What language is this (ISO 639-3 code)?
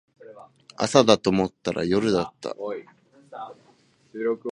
jpn